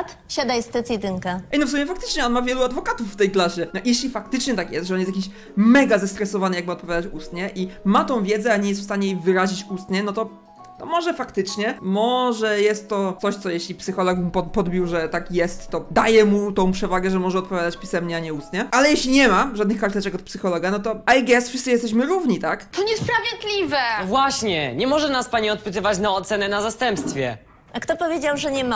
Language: Polish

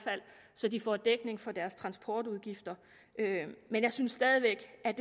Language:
Danish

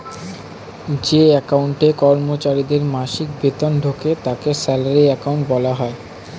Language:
Bangla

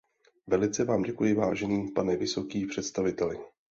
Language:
Czech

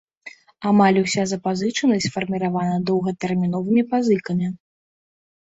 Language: Belarusian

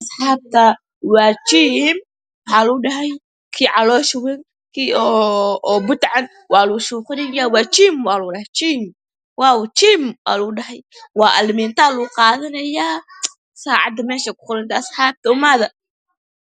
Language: Somali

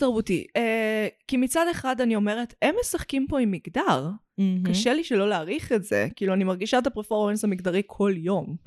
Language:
Hebrew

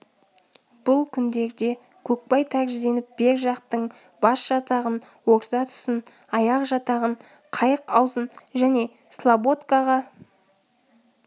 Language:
Kazakh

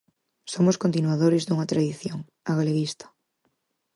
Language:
Galician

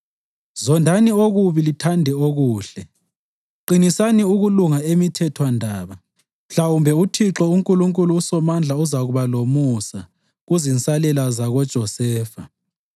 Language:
North Ndebele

